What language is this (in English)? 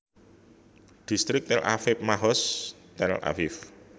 Javanese